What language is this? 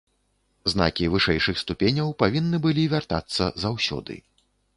Belarusian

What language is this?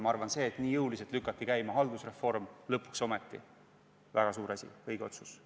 Estonian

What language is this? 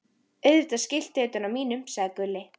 Icelandic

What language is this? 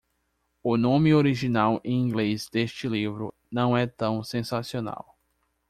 Portuguese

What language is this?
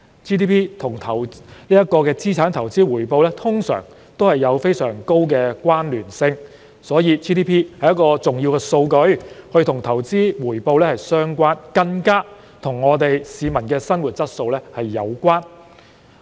Cantonese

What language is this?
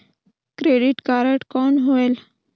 Chhattisgarhi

